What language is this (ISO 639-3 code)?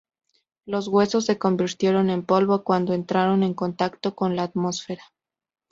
spa